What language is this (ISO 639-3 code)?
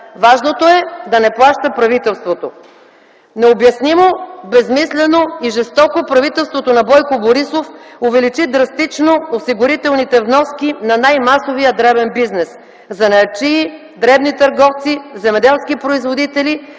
bul